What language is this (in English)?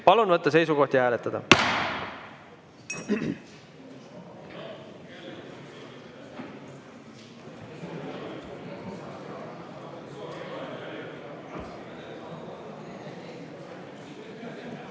Estonian